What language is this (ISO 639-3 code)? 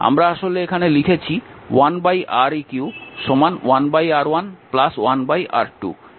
ben